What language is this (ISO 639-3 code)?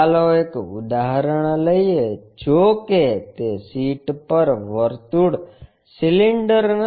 guj